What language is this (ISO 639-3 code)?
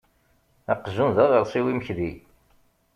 kab